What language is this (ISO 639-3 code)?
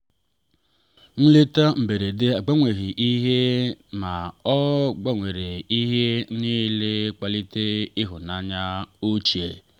ibo